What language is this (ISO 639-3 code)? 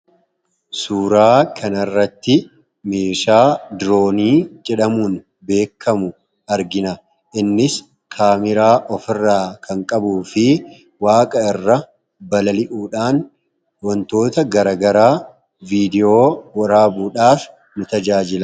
orm